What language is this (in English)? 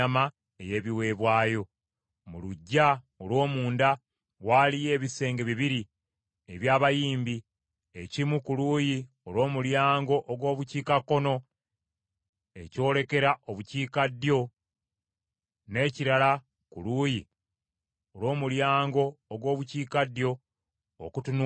Ganda